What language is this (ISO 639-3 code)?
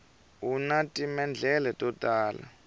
tso